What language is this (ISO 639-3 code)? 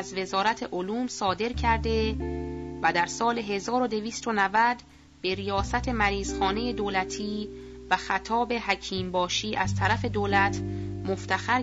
fas